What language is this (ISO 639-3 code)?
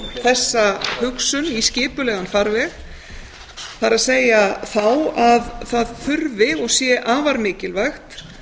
isl